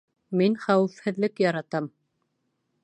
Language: Bashkir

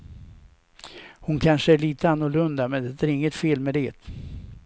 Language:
Swedish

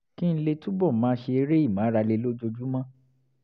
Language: Yoruba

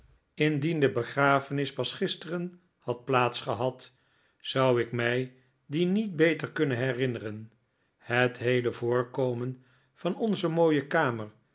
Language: Dutch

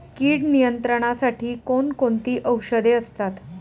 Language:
Marathi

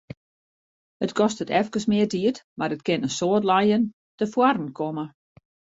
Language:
Western Frisian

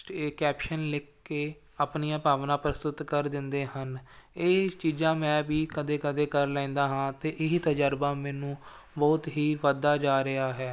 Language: Punjabi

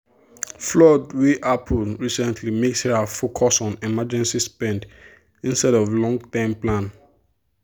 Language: Nigerian Pidgin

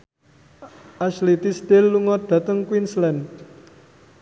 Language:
Javanese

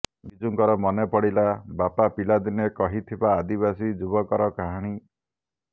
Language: Odia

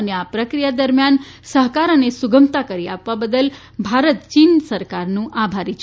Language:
Gujarati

